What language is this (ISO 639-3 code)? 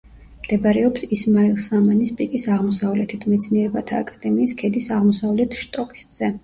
kat